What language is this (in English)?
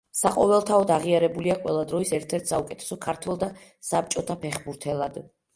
Georgian